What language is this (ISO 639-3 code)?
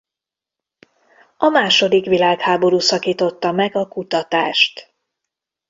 hun